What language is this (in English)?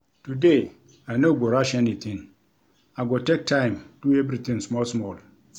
Nigerian Pidgin